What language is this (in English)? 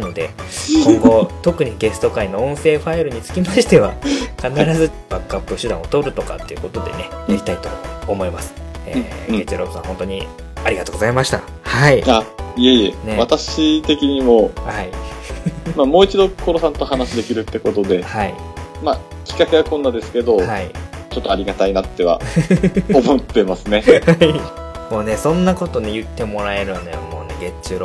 Japanese